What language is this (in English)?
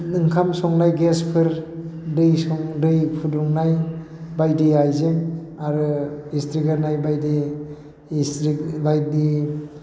Bodo